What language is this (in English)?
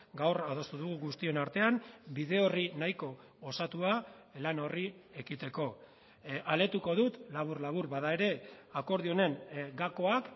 Basque